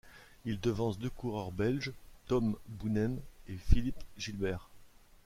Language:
French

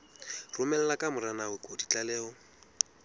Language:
Southern Sotho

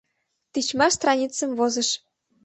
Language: Mari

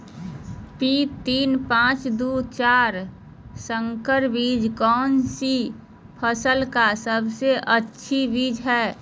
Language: Magahi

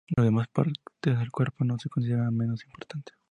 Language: Spanish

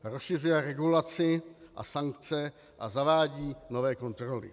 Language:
Czech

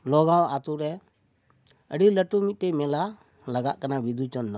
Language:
Santali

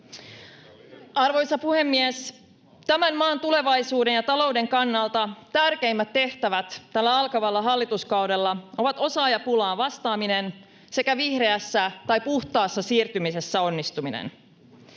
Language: Finnish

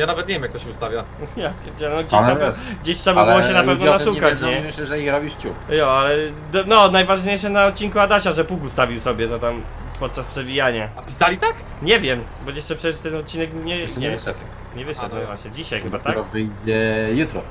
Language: Polish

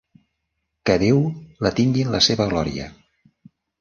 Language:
Catalan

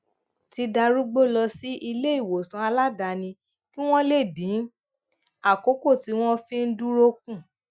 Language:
Yoruba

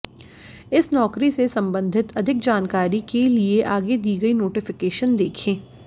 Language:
Hindi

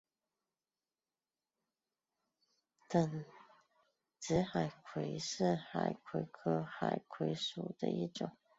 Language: Chinese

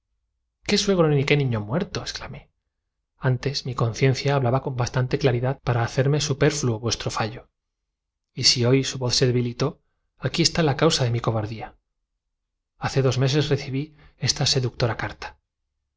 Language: Spanish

